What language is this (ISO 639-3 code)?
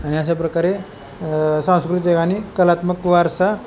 mar